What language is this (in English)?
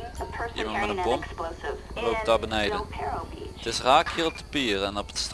Dutch